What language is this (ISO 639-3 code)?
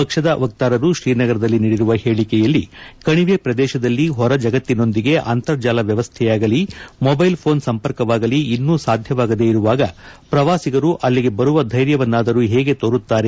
kan